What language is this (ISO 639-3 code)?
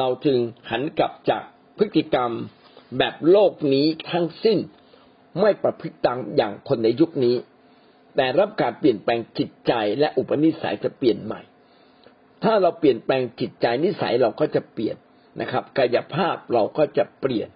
tha